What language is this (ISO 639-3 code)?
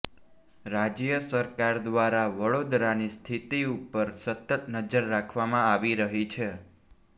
guj